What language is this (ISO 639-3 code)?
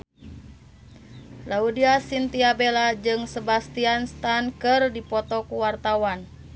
sun